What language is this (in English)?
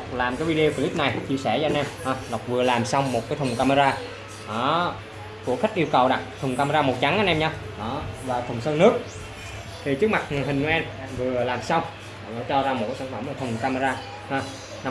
Vietnamese